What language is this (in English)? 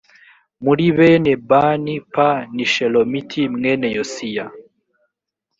Kinyarwanda